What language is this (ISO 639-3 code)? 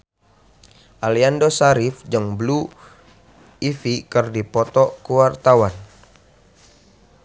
sun